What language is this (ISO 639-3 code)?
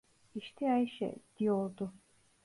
tur